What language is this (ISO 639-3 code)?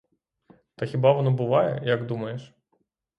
ukr